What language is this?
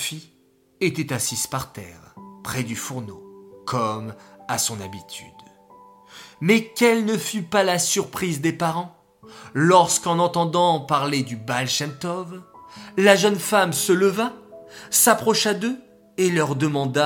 French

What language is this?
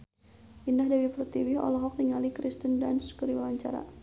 Sundanese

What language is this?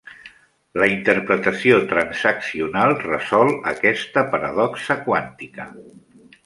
Catalan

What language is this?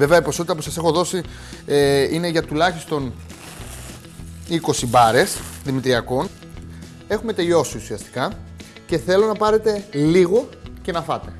Greek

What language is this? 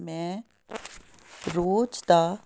Punjabi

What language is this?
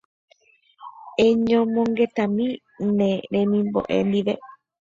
Guarani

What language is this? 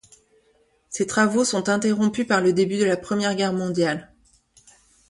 French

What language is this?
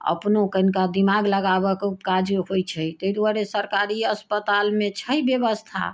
Maithili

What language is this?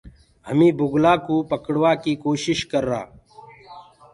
Gurgula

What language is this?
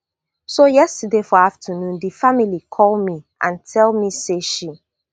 Nigerian Pidgin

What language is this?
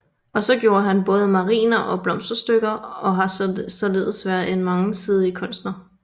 Danish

